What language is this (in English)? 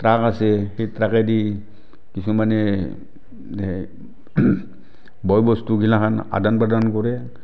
Assamese